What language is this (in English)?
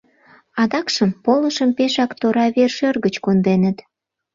Mari